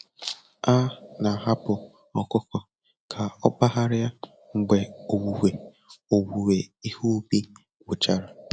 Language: Igbo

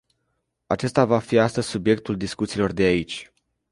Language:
Romanian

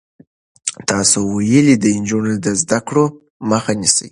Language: Pashto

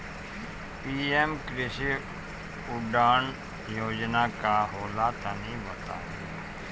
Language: Bhojpuri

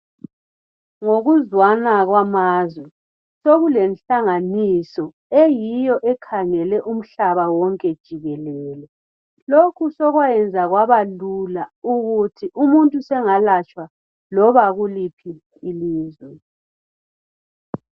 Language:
North Ndebele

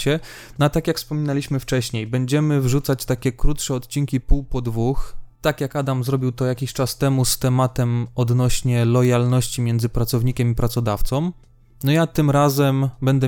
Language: Polish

